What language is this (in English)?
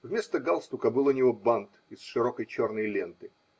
Russian